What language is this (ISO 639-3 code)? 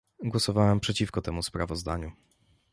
pol